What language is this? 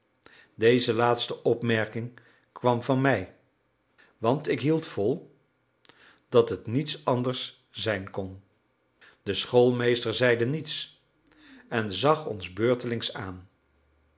Dutch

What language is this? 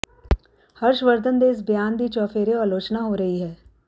Punjabi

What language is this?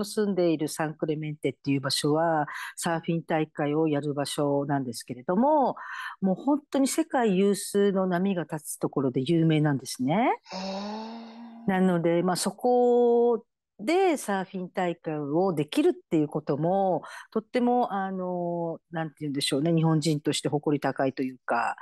Japanese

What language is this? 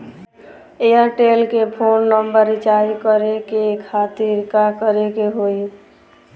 Bhojpuri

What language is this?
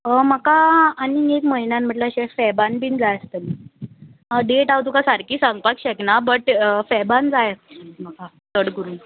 Konkani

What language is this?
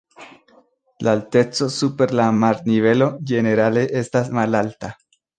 Esperanto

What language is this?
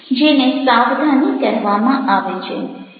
Gujarati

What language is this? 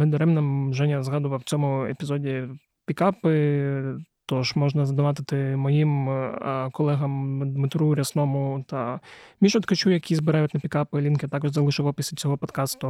Ukrainian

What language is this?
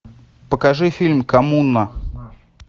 Russian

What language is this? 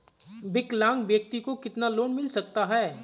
Hindi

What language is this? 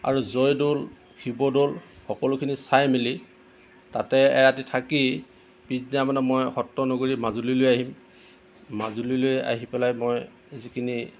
Assamese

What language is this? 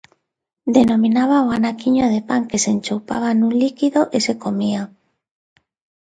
Galician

